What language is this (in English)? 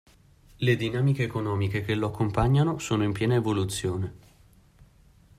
Italian